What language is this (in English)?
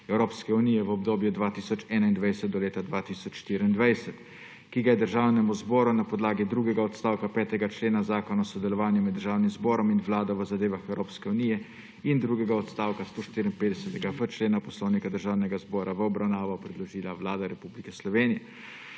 Slovenian